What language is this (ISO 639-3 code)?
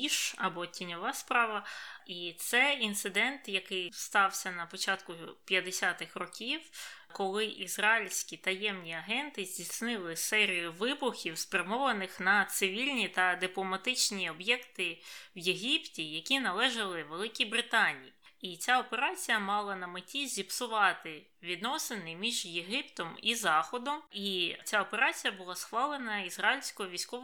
ukr